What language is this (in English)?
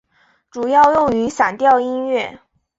Chinese